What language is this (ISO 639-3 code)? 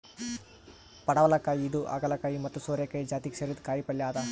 kan